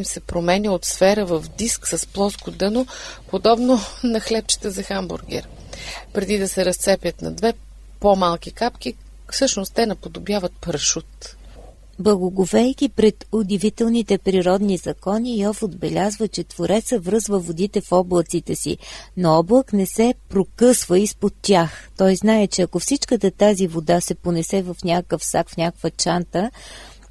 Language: Bulgarian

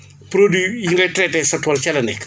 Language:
Wolof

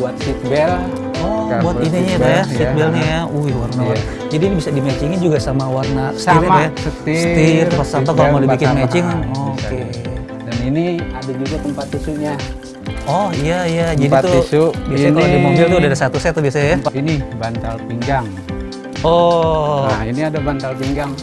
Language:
Indonesian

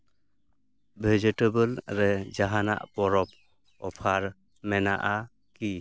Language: Santali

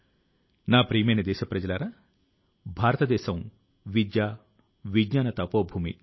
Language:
Telugu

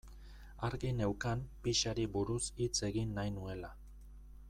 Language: Basque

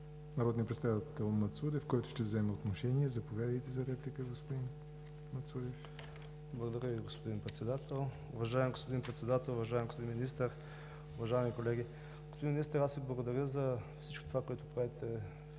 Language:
Bulgarian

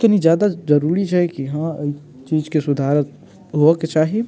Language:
Maithili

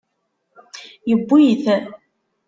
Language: Kabyle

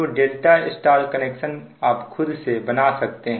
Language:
Hindi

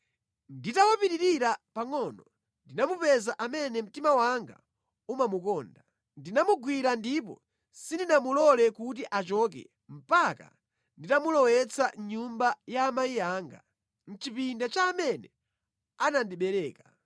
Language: Nyanja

